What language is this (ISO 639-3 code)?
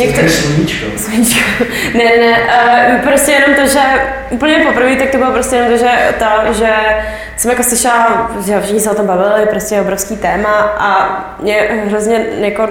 ces